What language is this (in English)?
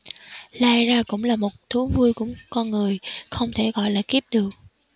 Vietnamese